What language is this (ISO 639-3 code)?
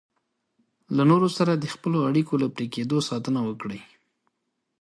pus